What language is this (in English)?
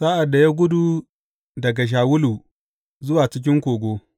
Hausa